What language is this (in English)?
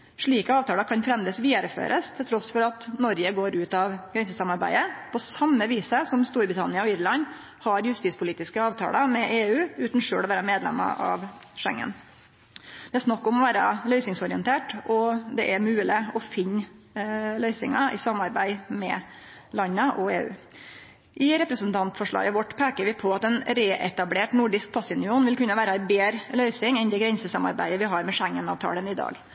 Norwegian Nynorsk